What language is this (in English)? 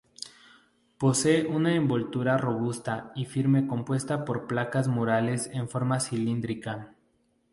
Spanish